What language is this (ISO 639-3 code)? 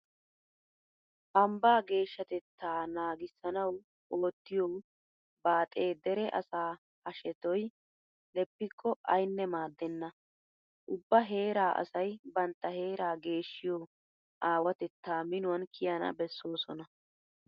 wal